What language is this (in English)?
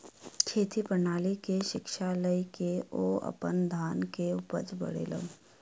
Maithili